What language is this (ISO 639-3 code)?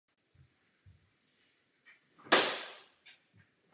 ces